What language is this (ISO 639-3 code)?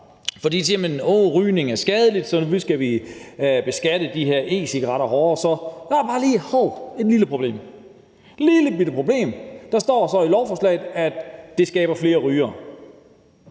dan